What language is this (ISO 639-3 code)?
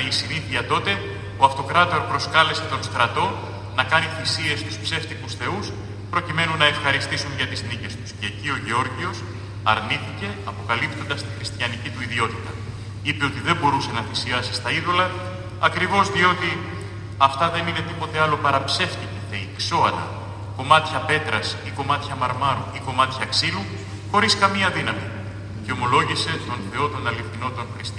ell